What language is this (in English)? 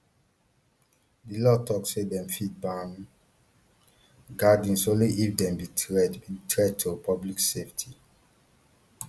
Nigerian Pidgin